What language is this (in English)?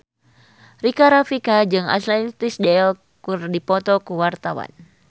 Sundanese